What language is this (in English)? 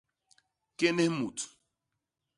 Basaa